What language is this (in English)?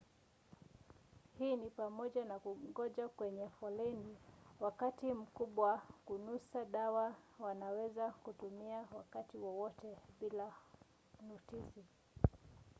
Swahili